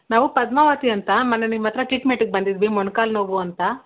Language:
Kannada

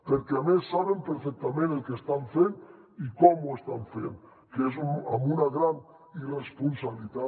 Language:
Catalan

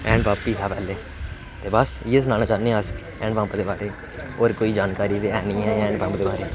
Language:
Dogri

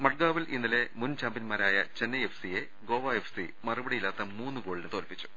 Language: Malayalam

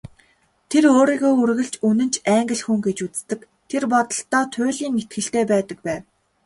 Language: Mongolian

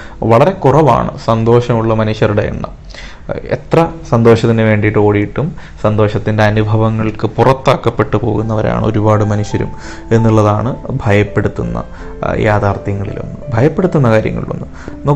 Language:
Malayalam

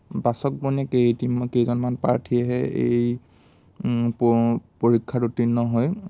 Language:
Assamese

